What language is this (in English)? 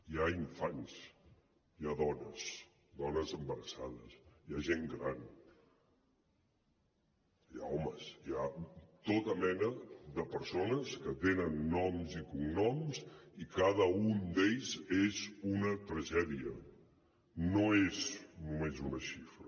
Catalan